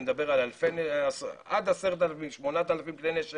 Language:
Hebrew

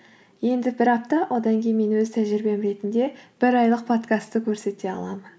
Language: Kazakh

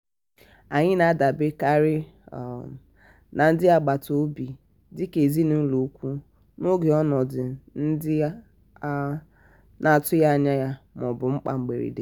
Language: Igbo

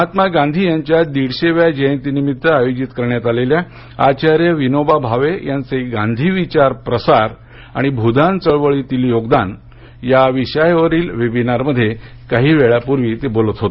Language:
Marathi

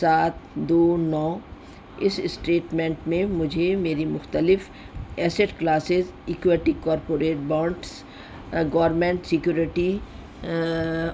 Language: Urdu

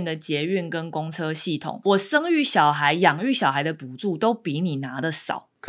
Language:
Chinese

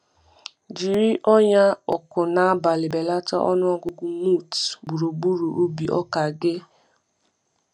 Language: Igbo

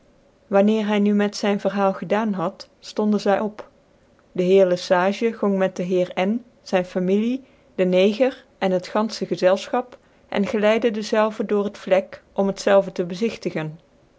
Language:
Dutch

